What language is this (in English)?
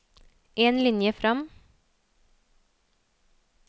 Norwegian